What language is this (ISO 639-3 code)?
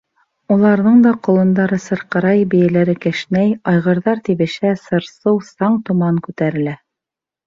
bak